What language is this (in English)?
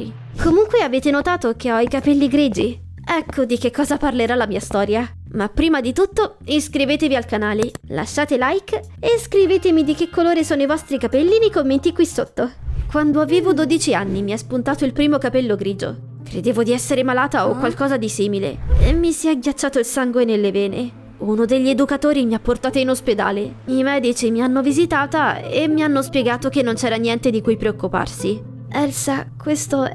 Italian